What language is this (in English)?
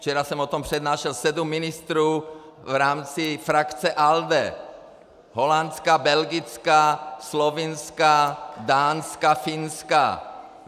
Czech